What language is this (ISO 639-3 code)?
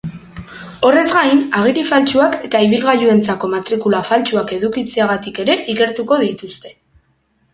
eus